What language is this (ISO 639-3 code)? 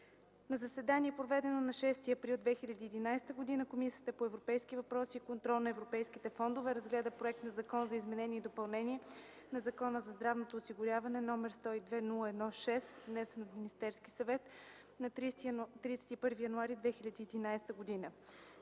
bul